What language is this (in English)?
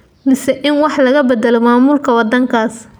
Somali